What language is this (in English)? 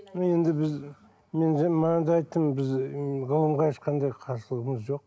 Kazakh